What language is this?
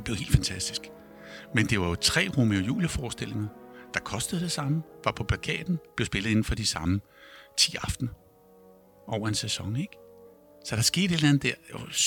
Danish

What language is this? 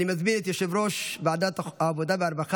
Hebrew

